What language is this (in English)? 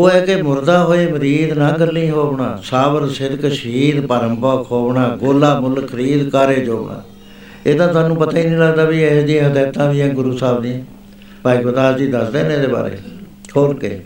Punjabi